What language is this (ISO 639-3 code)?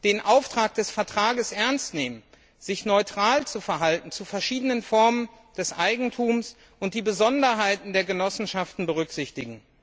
deu